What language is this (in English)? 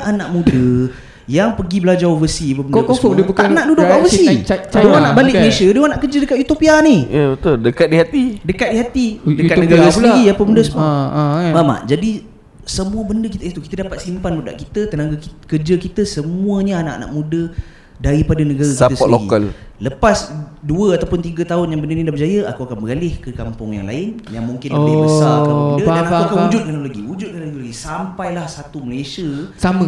Malay